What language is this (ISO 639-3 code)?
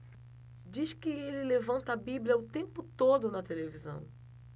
por